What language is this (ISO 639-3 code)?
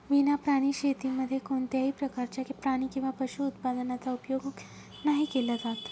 mar